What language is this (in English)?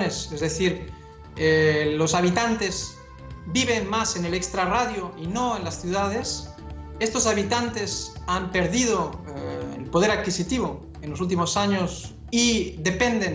Spanish